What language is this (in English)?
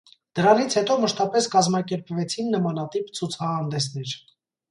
Armenian